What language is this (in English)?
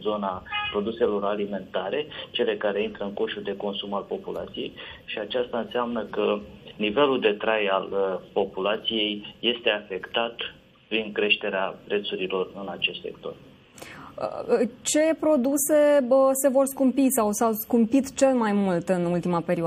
Romanian